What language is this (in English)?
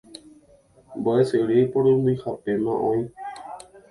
Guarani